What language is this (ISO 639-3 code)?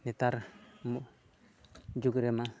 sat